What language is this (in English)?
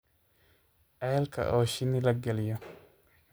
Somali